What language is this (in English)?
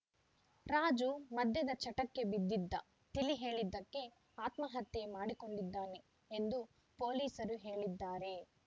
Kannada